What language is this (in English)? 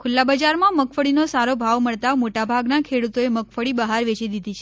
Gujarati